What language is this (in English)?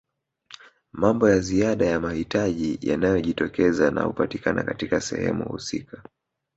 Swahili